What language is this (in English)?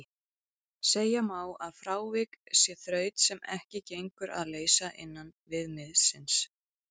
Icelandic